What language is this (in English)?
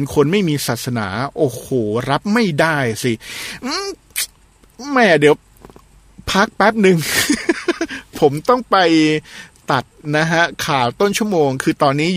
Thai